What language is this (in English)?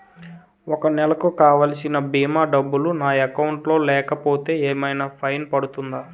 Telugu